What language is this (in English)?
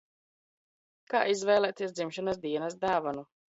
Latvian